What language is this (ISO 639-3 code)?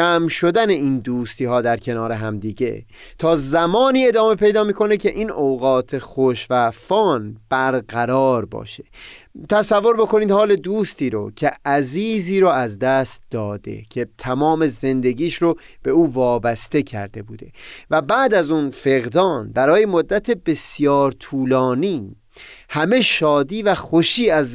fas